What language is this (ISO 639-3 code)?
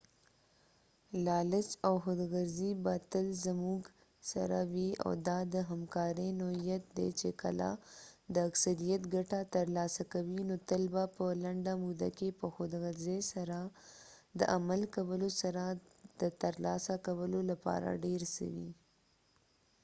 pus